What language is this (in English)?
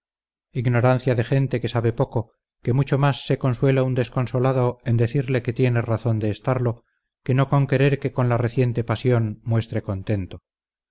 Spanish